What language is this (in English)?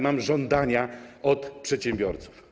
Polish